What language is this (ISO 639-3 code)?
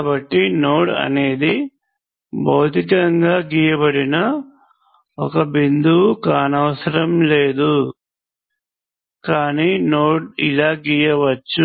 tel